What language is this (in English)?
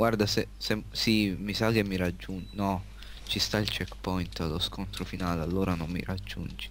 Italian